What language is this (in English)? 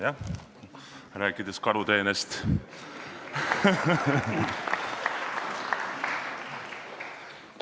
Estonian